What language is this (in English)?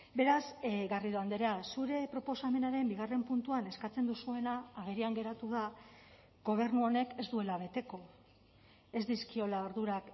Basque